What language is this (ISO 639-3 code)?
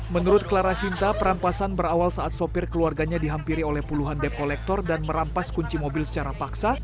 ind